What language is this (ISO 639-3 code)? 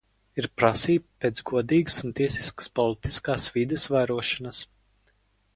lav